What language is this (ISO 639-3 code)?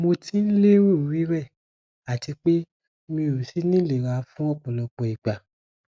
yor